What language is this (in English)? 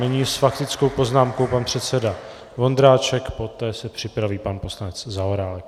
Czech